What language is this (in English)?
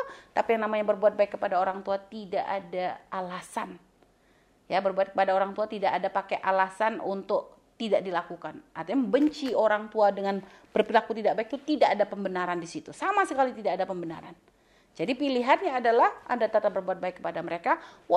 Indonesian